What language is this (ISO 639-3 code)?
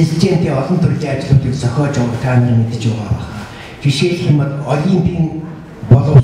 kor